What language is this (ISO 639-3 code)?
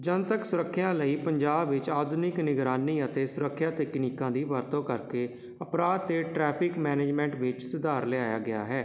pan